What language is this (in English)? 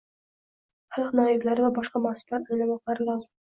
Uzbek